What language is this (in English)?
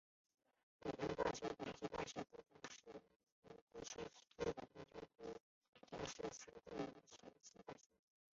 Chinese